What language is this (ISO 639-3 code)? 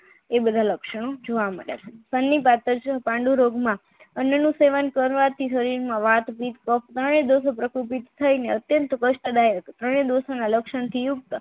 guj